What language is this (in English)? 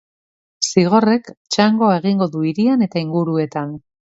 Basque